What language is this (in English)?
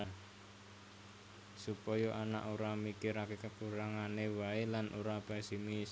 Javanese